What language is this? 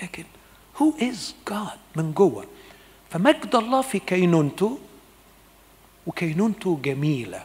Arabic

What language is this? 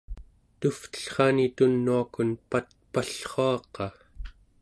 Central Yupik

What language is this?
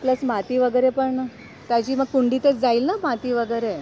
Marathi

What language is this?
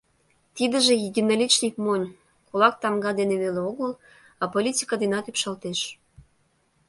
Mari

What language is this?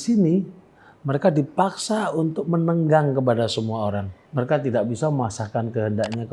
Indonesian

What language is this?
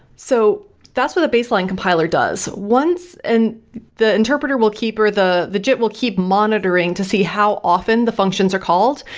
English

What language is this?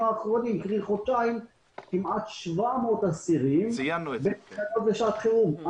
Hebrew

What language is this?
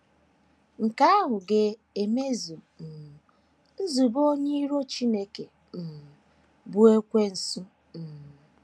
Igbo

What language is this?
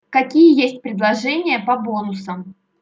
Russian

